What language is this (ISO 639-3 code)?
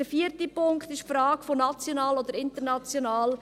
gsw